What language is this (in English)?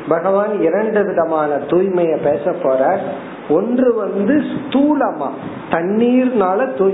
Tamil